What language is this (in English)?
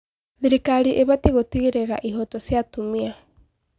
Kikuyu